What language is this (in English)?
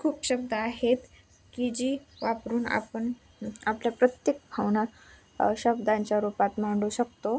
Marathi